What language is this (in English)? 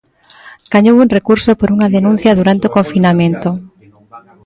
Galician